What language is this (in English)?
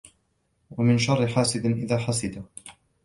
Arabic